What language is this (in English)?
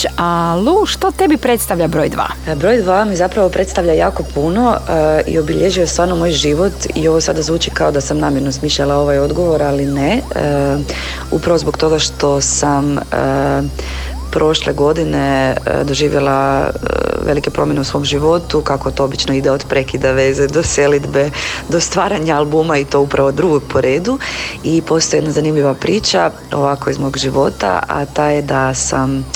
Croatian